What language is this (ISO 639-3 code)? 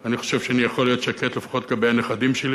heb